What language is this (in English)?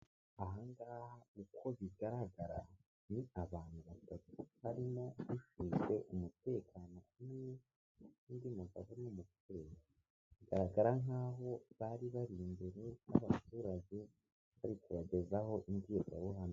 Kinyarwanda